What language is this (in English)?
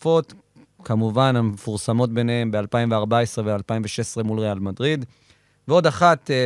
Hebrew